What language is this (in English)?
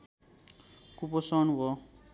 Nepali